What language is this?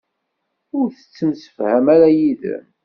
Kabyle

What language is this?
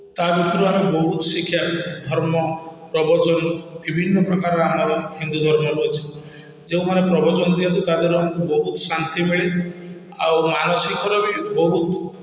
Odia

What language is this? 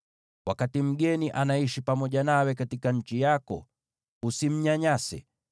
Swahili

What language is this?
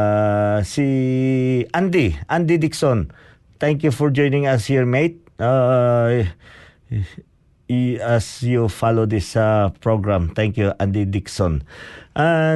Filipino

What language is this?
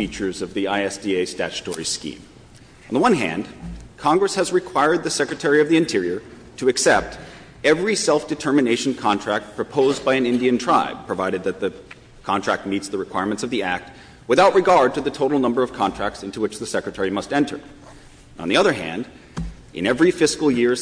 English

